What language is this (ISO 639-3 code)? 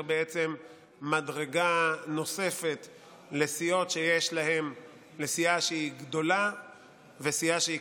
heb